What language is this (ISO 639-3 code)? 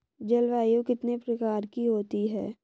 hin